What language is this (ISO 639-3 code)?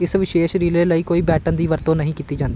pan